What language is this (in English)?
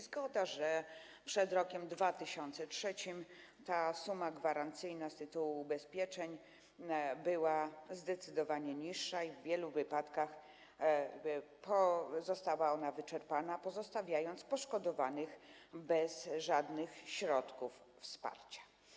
Polish